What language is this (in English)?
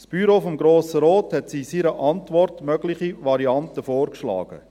Swiss German